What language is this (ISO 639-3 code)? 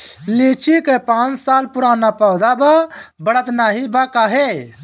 bho